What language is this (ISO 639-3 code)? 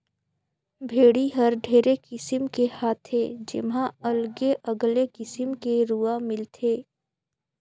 hne